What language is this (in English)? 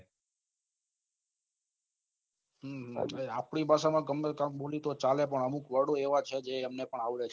Gujarati